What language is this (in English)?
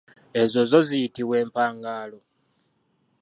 Ganda